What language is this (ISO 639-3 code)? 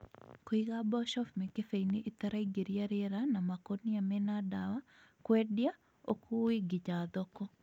kik